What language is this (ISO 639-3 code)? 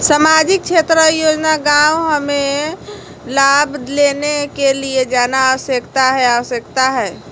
mag